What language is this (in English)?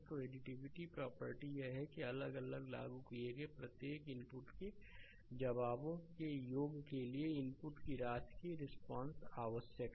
Hindi